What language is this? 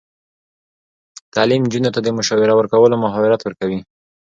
Pashto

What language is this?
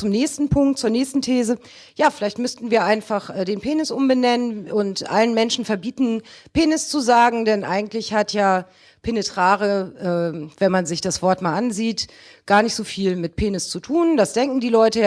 German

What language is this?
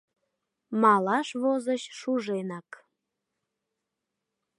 Mari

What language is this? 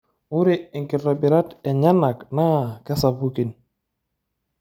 Masai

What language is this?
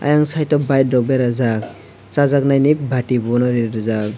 Kok Borok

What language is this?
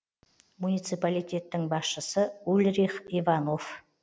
Kazakh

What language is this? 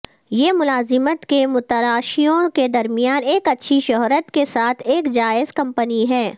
Urdu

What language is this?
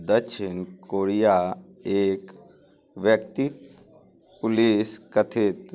Maithili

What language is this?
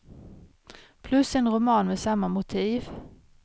Swedish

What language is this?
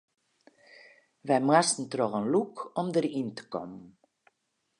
Western Frisian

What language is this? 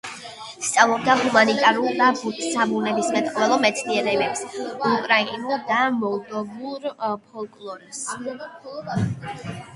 Georgian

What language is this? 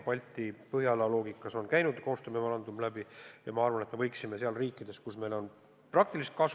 Estonian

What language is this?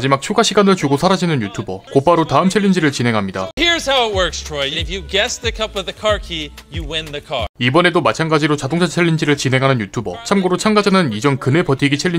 Korean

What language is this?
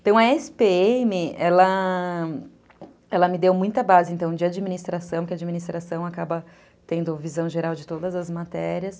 Portuguese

